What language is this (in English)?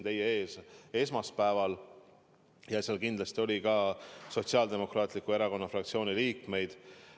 Estonian